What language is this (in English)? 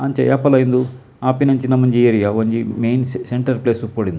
Tulu